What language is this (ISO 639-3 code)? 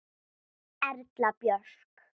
isl